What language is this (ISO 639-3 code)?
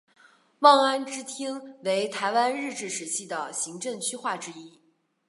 zho